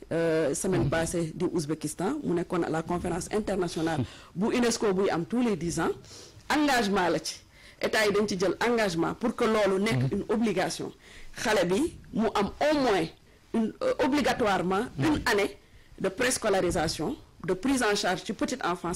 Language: French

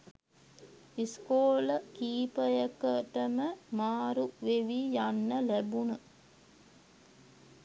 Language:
Sinhala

